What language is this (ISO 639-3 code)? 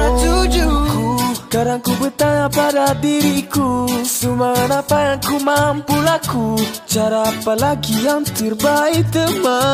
ind